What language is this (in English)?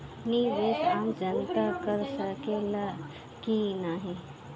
Bhojpuri